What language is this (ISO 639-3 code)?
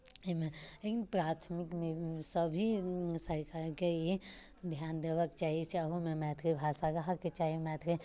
mai